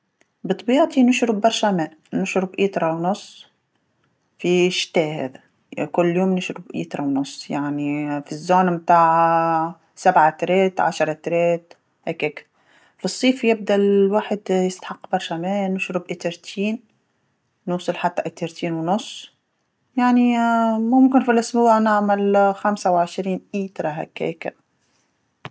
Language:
Tunisian Arabic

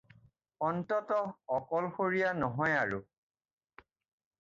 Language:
Assamese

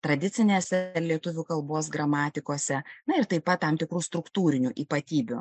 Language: Lithuanian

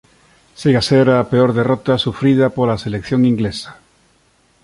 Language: Galician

